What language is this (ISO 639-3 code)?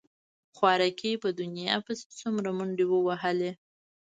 pus